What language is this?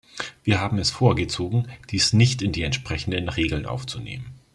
German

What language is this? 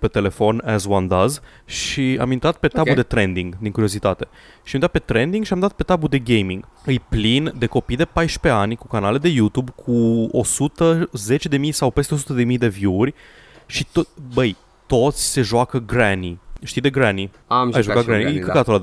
Romanian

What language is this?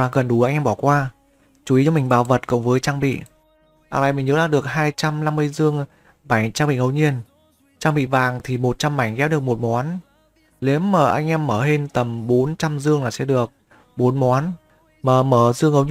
Vietnamese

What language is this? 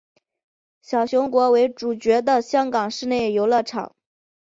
Chinese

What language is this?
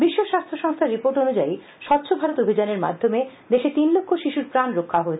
Bangla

